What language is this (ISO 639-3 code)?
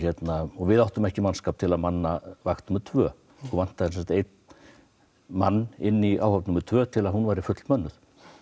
isl